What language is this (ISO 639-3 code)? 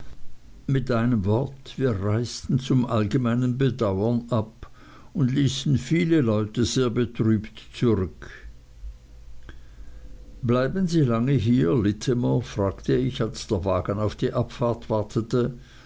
deu